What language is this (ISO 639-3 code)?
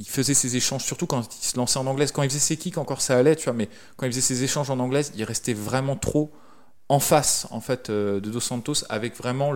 fra